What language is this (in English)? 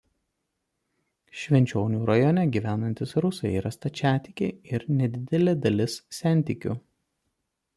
Lithuanian